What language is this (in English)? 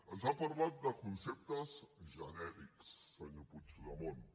Catalan